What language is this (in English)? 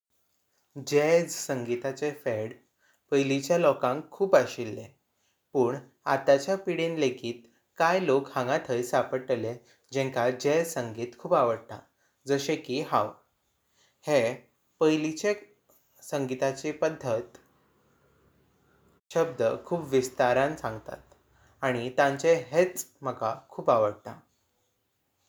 Konkani